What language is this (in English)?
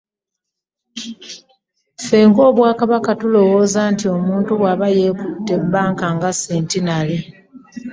Ganda